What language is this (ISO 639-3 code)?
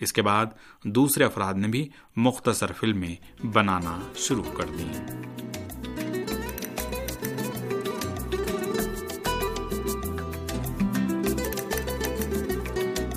urd